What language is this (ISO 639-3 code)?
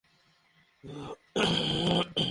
ben